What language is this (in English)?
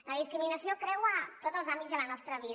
Catalan